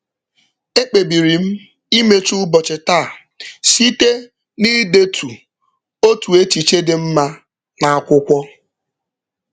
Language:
Igbo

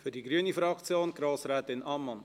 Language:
Swiss German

